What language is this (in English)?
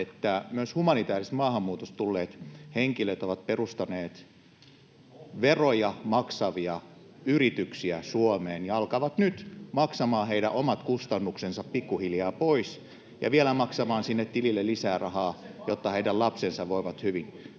Finnish